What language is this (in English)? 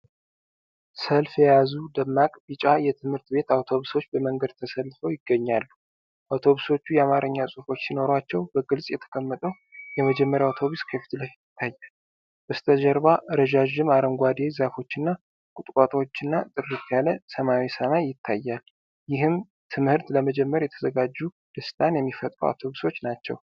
Amharic